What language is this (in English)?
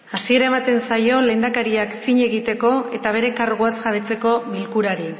Basque